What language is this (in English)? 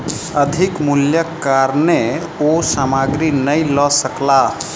Maithili